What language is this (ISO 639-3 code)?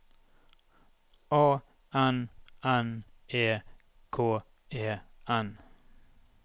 nor